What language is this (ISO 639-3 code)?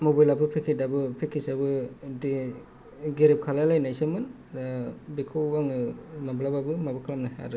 brx